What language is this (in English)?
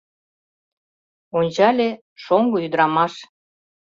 Mari